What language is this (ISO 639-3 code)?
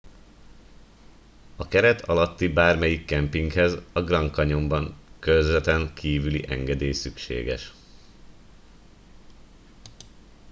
hun